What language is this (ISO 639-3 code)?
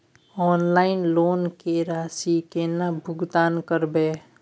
mai